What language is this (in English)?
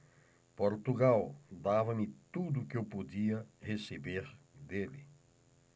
Portuguese